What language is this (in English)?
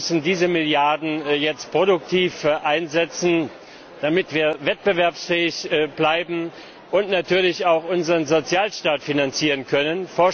German